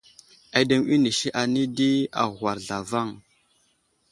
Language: Wuzlam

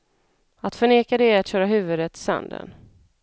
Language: Swedish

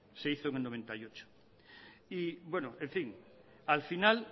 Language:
Spanish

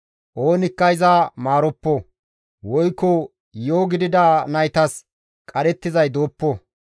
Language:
Gamo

